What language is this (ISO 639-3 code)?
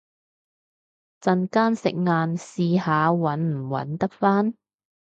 yue